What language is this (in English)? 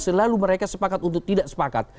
Indonesian